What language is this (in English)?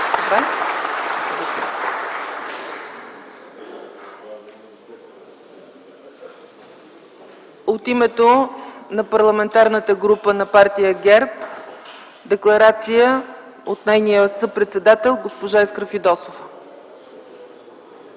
Bulgarian